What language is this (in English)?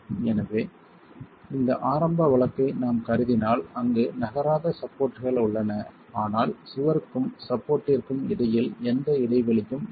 Tamil